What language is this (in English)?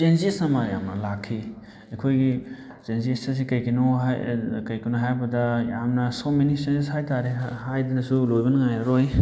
Manipuri